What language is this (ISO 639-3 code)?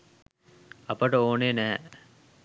sin